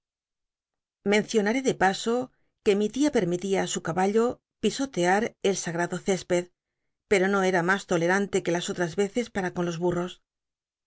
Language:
Spanish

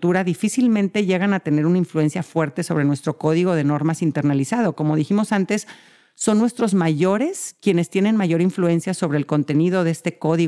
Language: Spanish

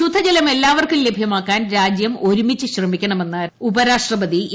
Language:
Malayalam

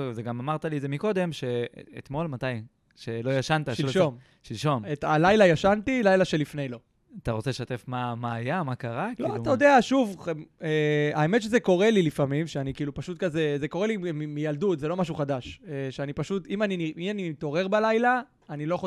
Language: Hebrew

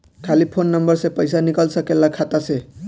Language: Bhojpuri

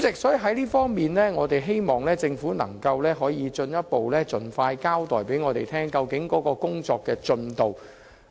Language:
Cantonese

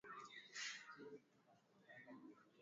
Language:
Swahili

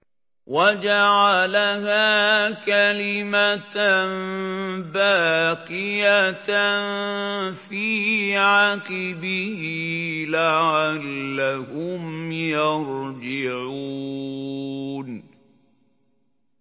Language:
Arabic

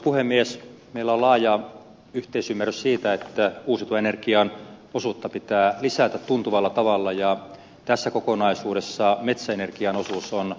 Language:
Finnish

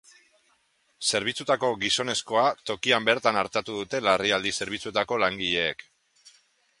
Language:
Basque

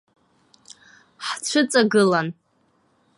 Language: Abkhazian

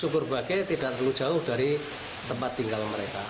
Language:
Indonesian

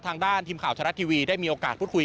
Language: Thai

